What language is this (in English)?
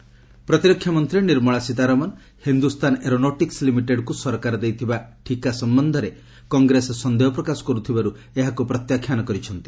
Odia